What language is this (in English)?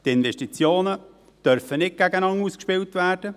Swiss German